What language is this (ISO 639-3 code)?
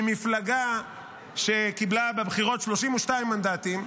heb